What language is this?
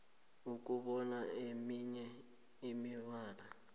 South Ndebele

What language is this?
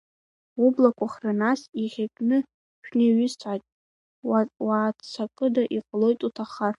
Abkhazian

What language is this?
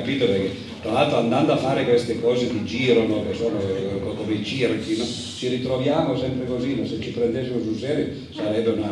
Italian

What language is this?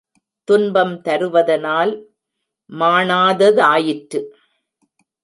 Tamil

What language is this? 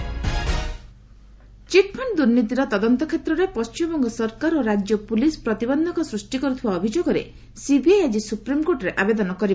Odia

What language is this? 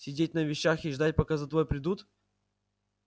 Russian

